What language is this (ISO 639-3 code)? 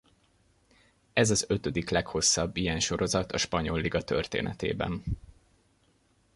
hun